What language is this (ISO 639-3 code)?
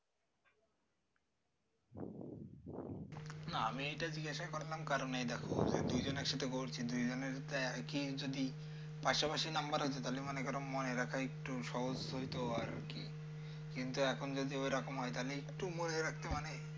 ben